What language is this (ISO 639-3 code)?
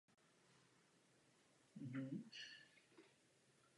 ces